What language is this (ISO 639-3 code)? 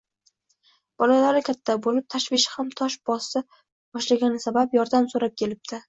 uzb